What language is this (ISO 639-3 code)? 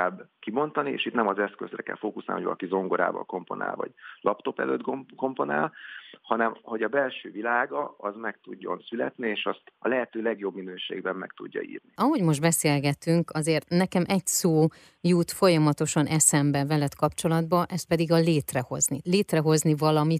hun